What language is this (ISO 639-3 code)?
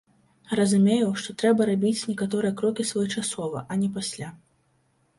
bel